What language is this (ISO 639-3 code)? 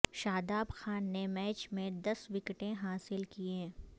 urd